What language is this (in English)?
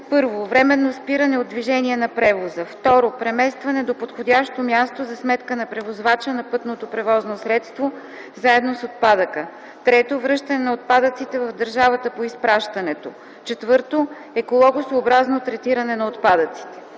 Bulgarian